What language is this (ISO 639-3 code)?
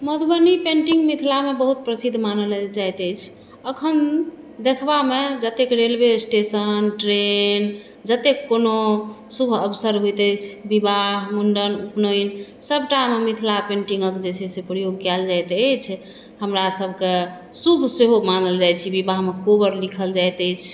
mai